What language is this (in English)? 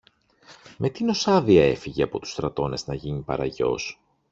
Greek